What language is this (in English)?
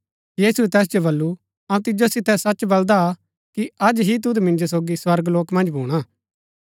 Gaddi